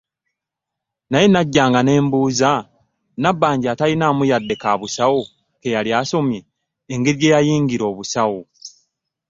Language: Ganda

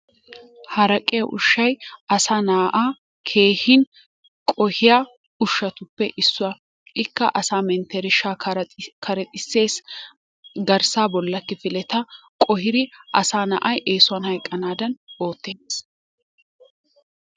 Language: Wolaytta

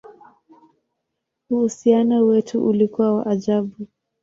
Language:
Swahili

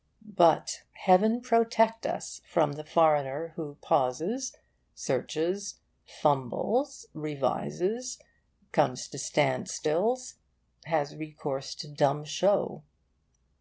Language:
English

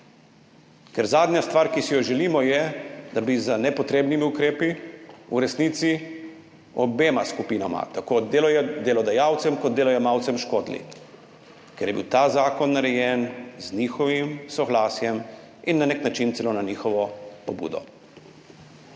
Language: Slovenian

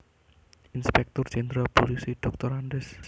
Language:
Javanese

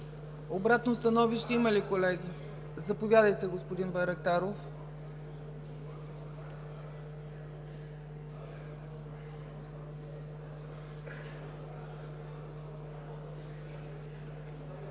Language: Bulgarian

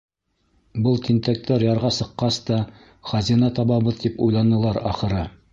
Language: Bashkir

